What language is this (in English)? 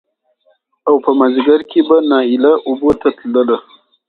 Pashto